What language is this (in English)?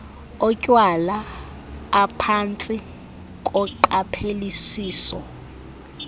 Xhosa